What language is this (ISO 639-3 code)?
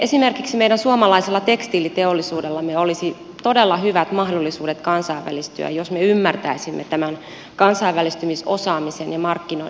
fin